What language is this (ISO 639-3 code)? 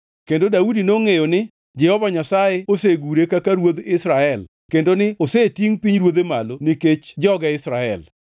luo